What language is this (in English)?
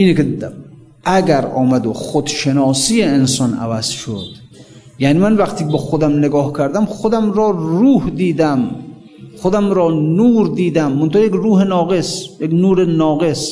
Persian